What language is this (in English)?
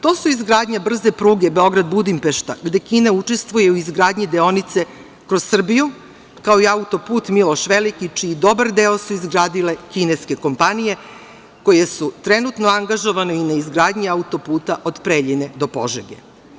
Serbian